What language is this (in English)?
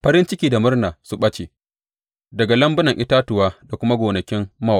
Hausa